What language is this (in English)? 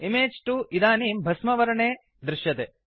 Sanskrit